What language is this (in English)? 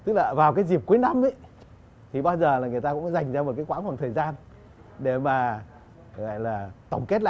Vietnamese